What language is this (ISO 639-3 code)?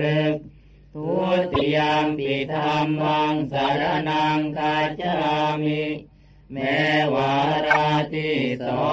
tha